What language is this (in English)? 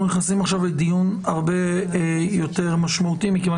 Hebrew